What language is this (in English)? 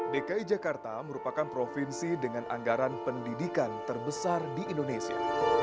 Indonesian